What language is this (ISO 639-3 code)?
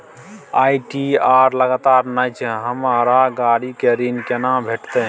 mai